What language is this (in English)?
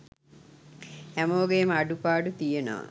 Sinhala